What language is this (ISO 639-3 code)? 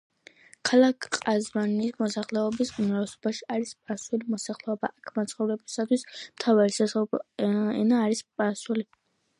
kat